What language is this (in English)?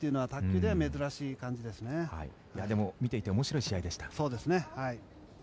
Japanese